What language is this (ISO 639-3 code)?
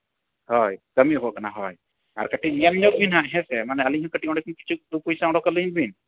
sat